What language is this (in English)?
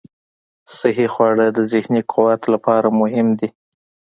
Pashto